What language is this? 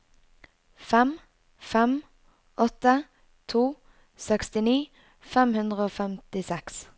Norwegian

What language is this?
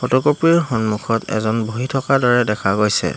Assamese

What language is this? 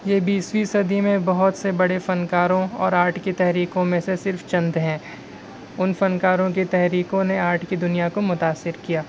Urdu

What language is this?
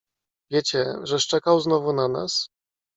Polish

